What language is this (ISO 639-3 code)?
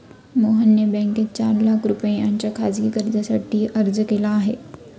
mar